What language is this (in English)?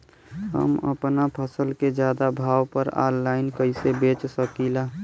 Bhojpuri